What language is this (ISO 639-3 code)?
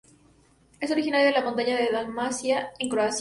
spa